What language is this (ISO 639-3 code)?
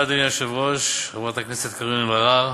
heb